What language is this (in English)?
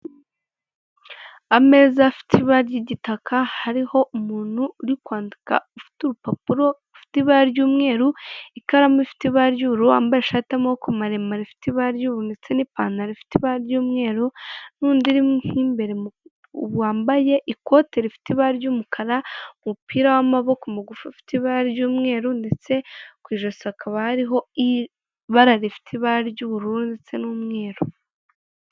Kinyarwanda